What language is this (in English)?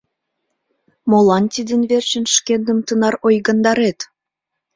Mari